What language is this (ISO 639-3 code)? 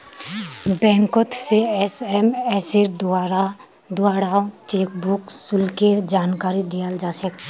mag